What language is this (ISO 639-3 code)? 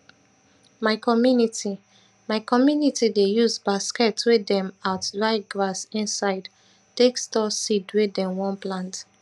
pcm